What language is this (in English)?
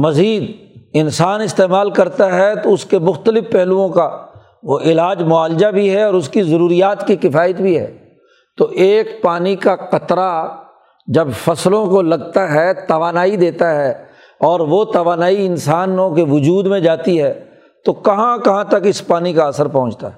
Urdu